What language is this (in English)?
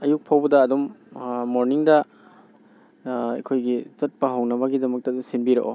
Manipuri